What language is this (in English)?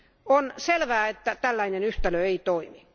Finnish